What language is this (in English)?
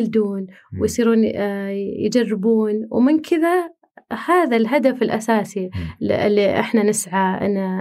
Arabic